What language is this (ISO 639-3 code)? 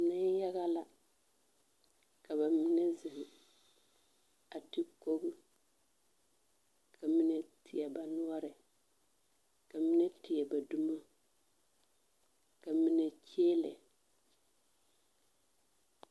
dga